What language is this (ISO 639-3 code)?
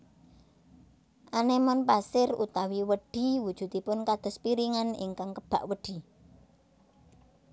jav